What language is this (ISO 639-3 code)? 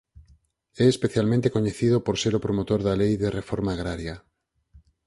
glg